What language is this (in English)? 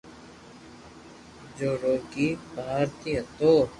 Loarki